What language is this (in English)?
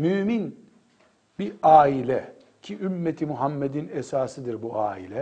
Turkish